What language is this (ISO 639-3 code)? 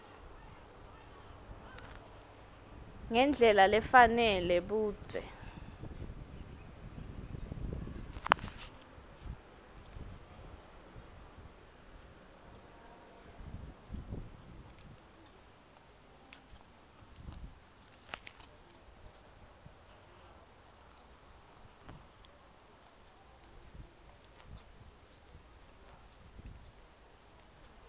ssw